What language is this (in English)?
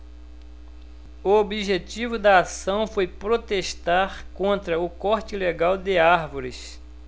Portuguese